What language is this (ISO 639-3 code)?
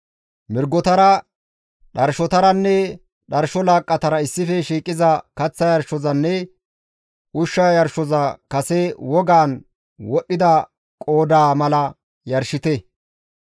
gmv